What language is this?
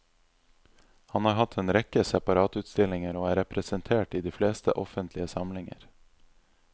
Norwegian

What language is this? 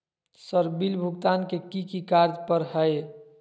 Magahi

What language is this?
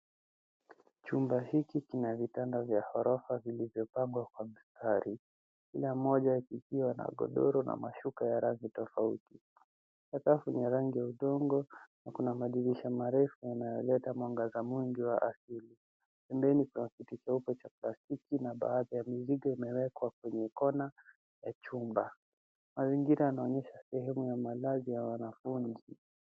Swahili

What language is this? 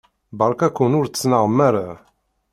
Kabyle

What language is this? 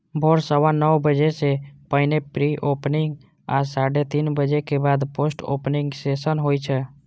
Maithili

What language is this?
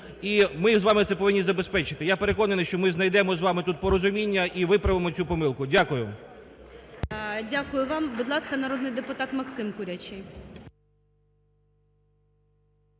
Ukrainian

